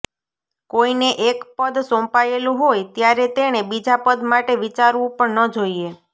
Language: Gujarati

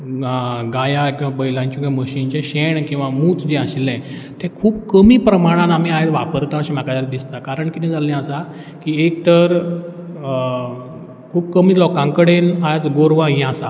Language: Konkani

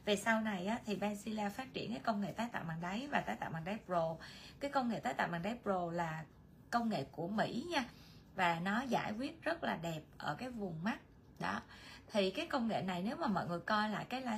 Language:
Vietnamese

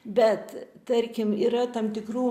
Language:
Lithuanian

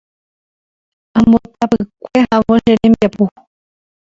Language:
Guarani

